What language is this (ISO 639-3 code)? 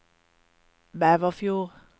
nor